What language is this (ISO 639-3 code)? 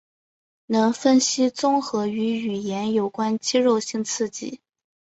zho